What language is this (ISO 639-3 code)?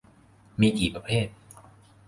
tha